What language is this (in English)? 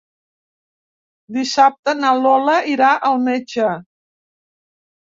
Catalan